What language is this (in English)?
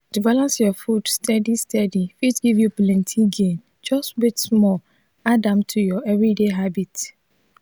Nigerian Pidgin